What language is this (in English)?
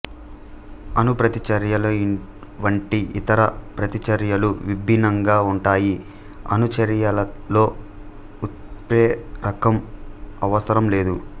Telugu